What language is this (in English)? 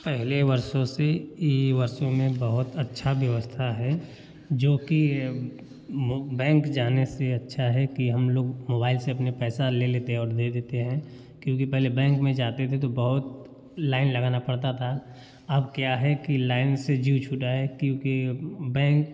Hindi